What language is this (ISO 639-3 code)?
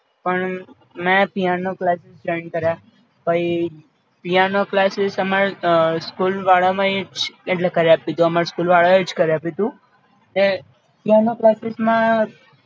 guj